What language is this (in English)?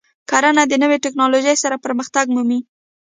Pashto